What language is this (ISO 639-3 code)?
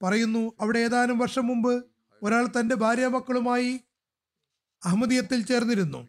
mal